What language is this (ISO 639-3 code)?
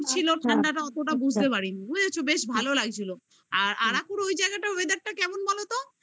ben